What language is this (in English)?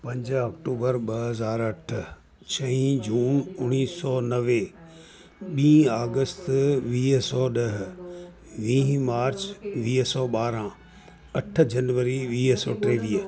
Sindhi